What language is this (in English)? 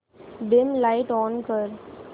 Marathi